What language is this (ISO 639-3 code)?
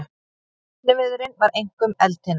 isl